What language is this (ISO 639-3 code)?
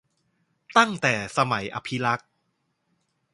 tha